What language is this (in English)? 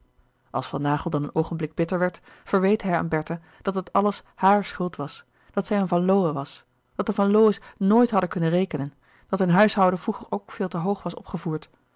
Dutch